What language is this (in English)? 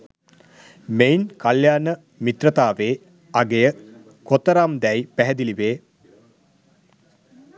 Sinhala